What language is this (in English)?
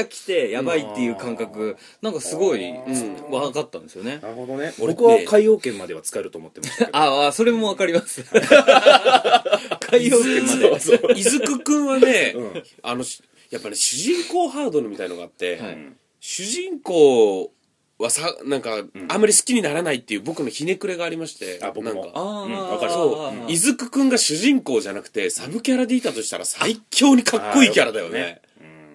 Japanese